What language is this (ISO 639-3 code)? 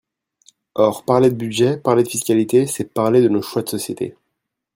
fra